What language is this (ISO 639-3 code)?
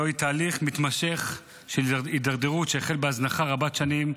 heb